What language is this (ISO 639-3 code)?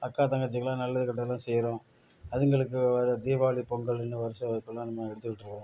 tam